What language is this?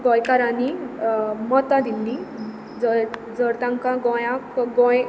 Konkani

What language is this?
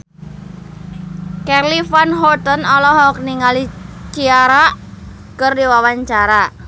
Sundanese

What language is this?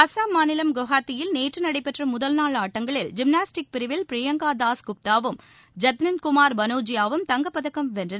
Tamil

